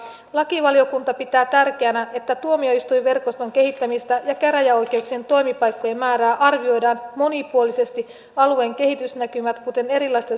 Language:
Finnish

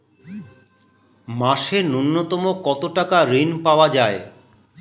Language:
Bangla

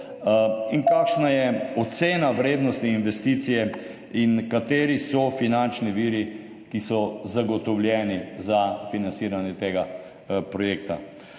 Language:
Slovenian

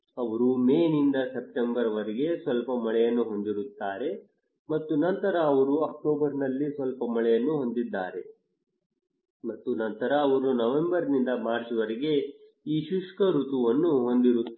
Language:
Kannada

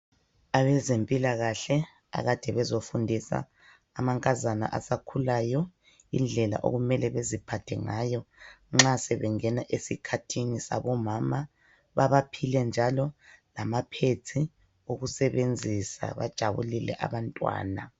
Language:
North Ndebele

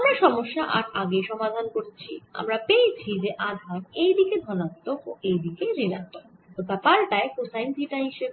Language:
Bangla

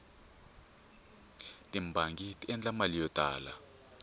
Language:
Tsonga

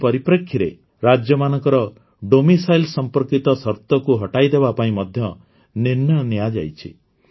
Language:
Odia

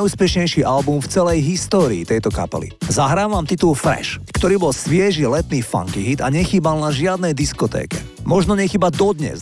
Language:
Slovak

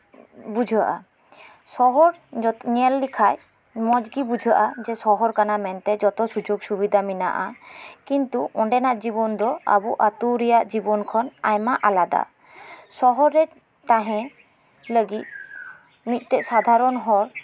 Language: Santali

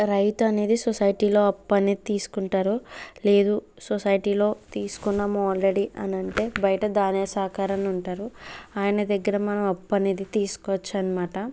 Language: Telugu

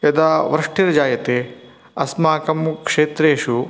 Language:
Sanskrit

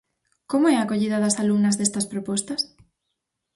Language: Galician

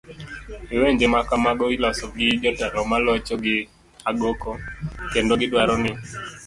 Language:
Luo (Kenya and Tanzania)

